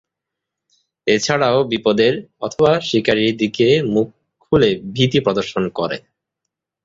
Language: Bangla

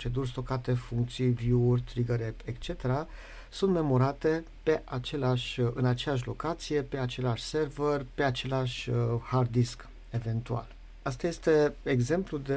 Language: Romanian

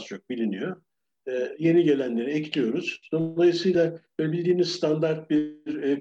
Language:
Turkish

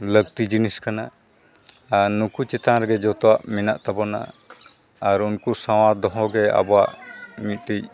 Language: Santali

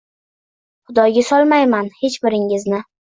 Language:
Uzbek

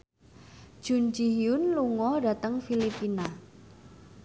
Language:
Javanese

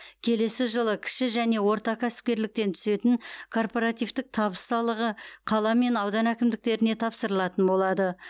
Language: Kazakh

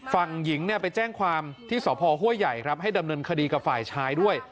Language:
Thai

